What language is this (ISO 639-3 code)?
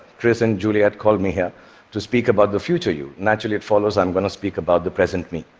eng